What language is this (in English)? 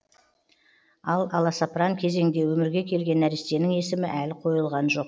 Kazakh